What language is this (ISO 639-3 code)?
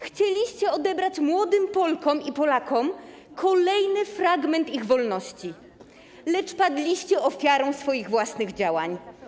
pol